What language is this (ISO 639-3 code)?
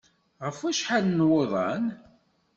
kab